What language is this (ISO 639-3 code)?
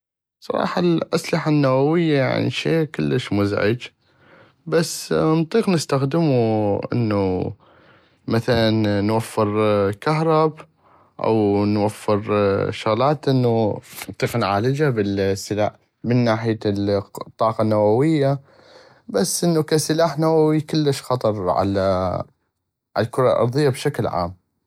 ayp